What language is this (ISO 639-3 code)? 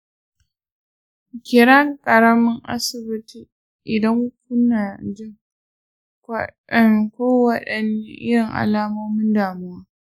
hau